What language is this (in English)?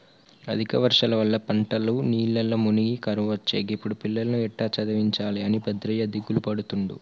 Telugu